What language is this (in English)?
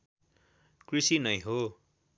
Nepali